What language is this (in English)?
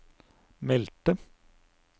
Norwegian